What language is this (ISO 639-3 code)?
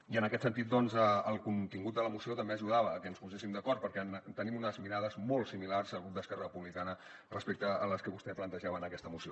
cat